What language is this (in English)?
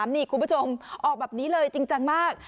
Thai